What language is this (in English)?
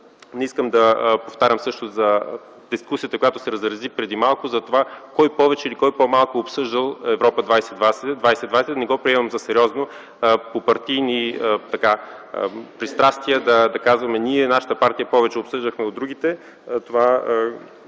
Bulgarian